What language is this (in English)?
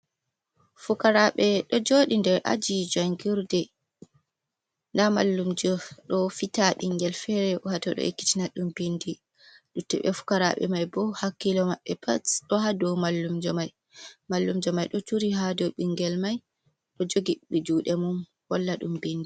Fula